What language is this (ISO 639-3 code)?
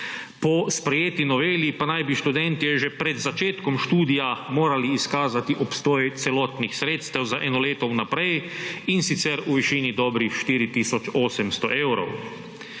slv